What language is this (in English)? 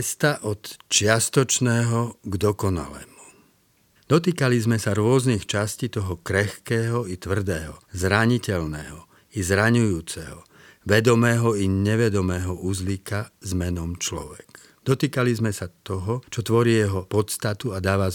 Slovak